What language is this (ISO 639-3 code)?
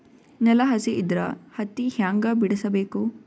kan